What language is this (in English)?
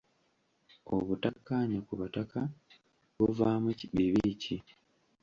Ganda